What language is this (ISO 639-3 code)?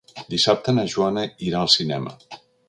cat